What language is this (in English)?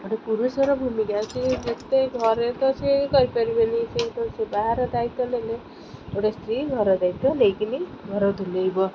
Odia